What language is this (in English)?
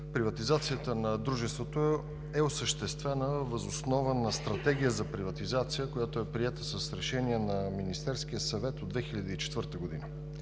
Bulgarian